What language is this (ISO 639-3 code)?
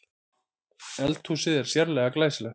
isl